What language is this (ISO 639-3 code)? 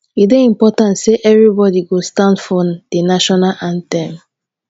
pcm